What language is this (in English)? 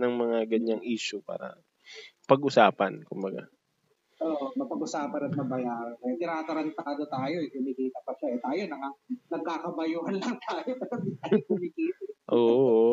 Filipino